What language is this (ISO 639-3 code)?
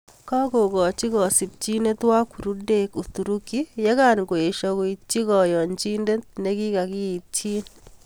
kln